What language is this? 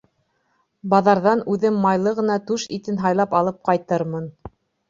Bashkir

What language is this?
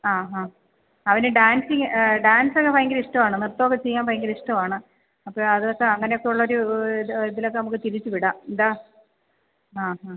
Malayalam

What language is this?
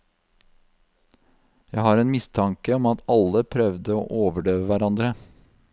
Norwegian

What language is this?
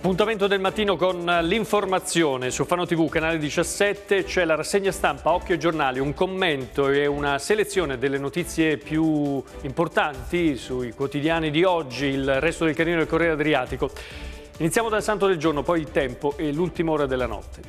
Italian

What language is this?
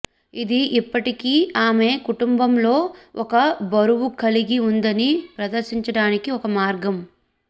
Telugu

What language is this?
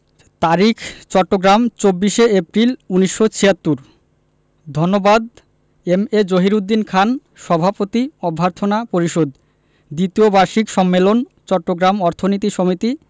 Bangla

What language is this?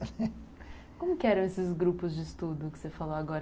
Portuguese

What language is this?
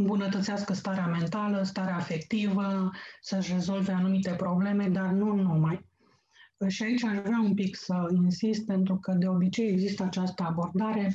Romanian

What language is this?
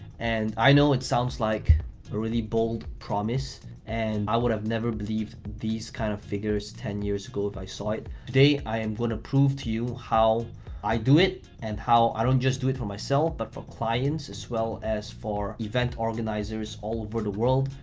English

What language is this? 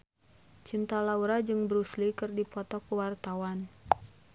Sundanese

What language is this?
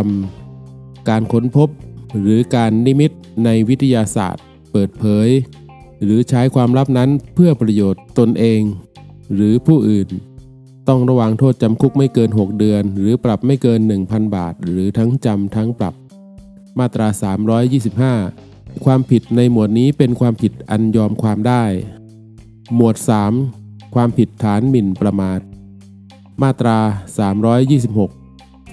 Thai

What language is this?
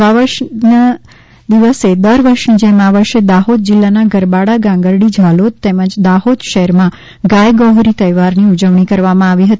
Gujarati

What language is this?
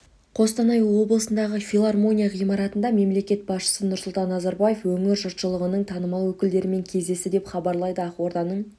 Kazakh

